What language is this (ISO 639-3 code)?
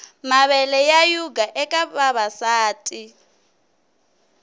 tso